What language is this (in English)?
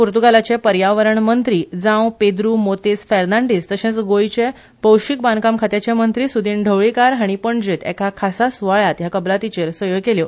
Konkani